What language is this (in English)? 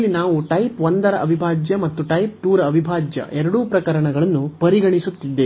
Kannada